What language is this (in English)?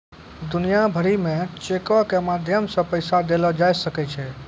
Maithili